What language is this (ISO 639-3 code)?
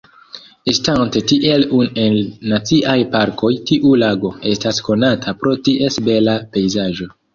epo